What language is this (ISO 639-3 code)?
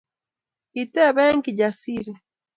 kln